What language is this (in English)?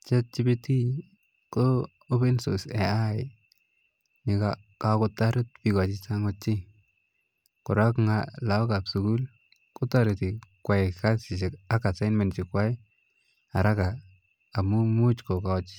Kalenjin